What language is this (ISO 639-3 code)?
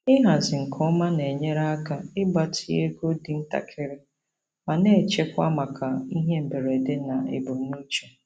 ibo